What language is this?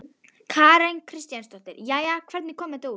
Icelandic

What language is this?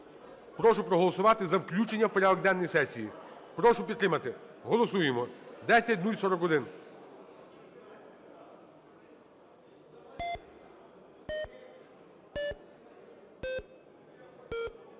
Ukrainian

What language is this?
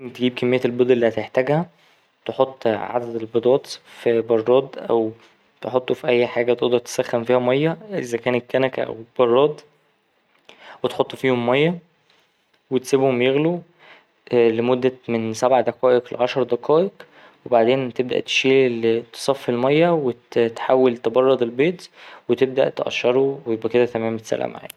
Egyptian Arabic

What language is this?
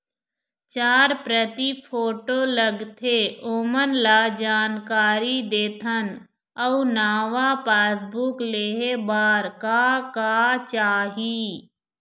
Chhattisgarhi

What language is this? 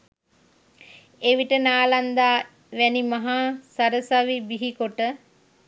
Sinhala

